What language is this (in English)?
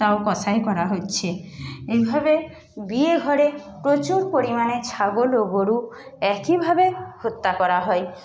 Bangla